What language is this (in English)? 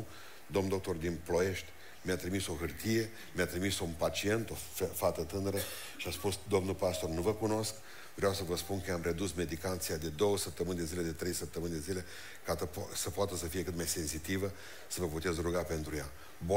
Romanian